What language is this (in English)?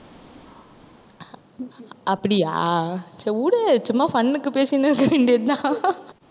Tamil